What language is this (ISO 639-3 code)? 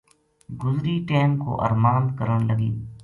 gju